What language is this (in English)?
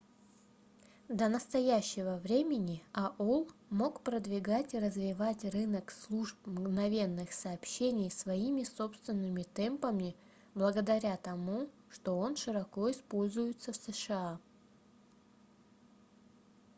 Russian